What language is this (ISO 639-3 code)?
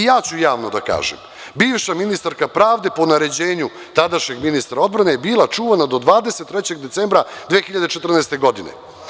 srp